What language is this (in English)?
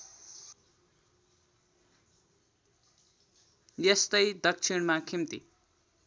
Nepali